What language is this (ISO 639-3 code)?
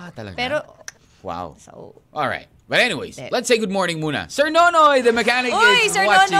fil